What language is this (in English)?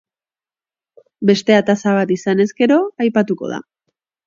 Basque